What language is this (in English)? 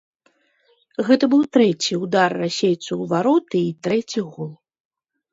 Belarusian